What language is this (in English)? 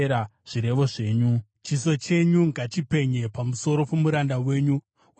Shona